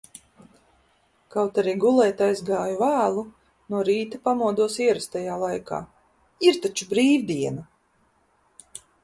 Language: Latvian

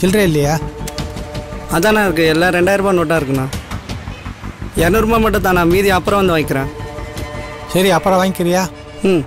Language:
Tamil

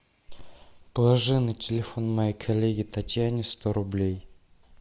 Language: Russian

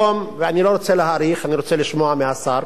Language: Hebrew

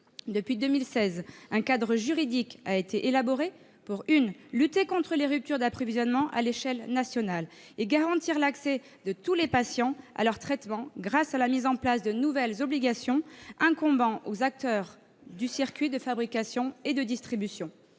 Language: French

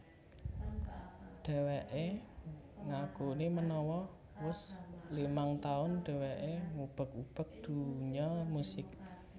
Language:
Javanese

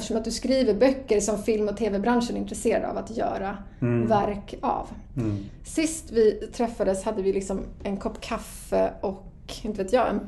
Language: Swedish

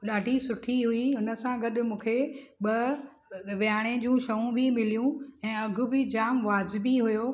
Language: Sindhi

